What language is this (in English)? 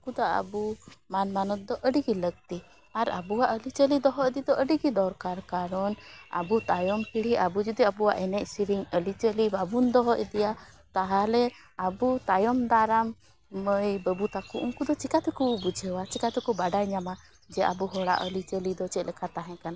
Santali